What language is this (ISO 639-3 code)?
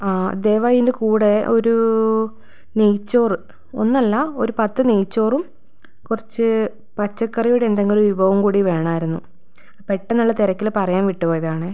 mal